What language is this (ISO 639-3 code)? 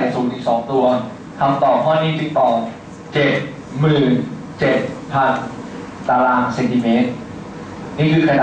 tha